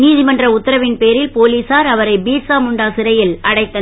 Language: Tamil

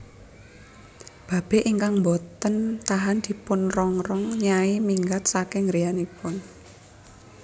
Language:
Javanese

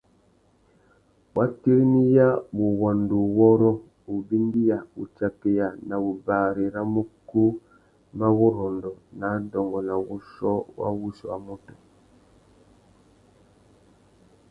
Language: Tuki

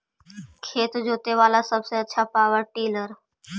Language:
Magahi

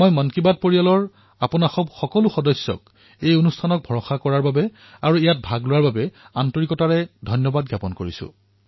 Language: Assamese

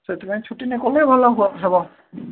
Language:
Odia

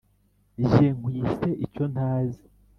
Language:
Kinyarwanda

